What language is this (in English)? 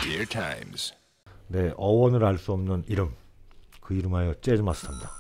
Korean